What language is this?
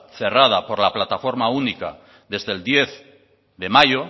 Spanish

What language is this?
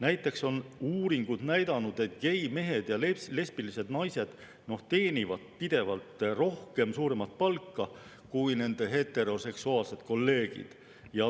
Estonian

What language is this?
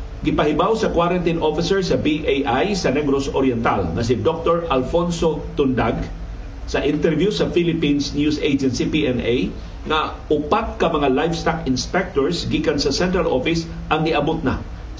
Filipino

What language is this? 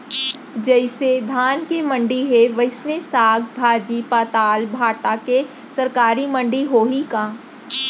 Chhattisgarhi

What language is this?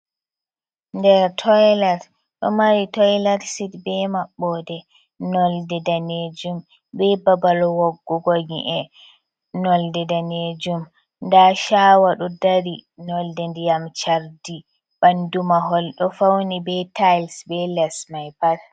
Fula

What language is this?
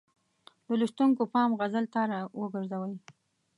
Pashto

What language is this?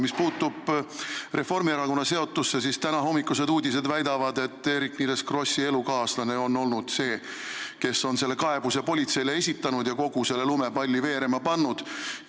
Estonian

